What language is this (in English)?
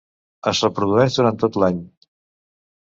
Catalan